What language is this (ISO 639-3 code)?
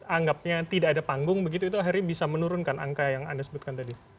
ind